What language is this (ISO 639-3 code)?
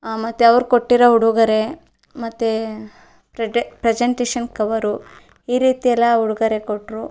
kan